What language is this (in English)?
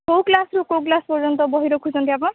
Odia